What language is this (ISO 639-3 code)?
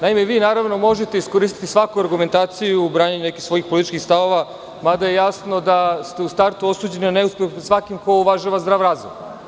srp